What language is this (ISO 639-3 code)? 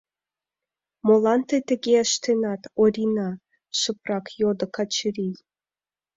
chm